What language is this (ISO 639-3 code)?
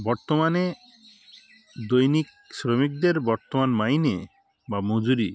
ben